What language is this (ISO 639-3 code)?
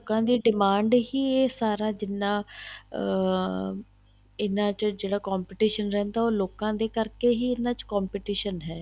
pan